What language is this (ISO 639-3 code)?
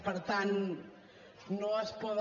cat